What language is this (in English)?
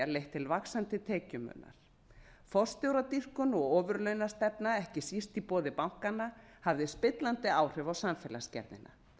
Icelandic